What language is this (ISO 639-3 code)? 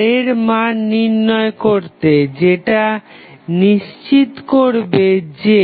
ben